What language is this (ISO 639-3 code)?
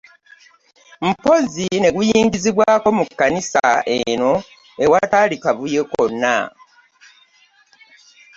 lug